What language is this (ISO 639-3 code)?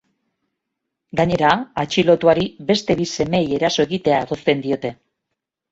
eus